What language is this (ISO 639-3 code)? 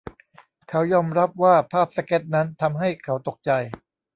tha